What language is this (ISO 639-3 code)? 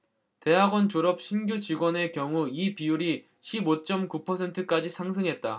kor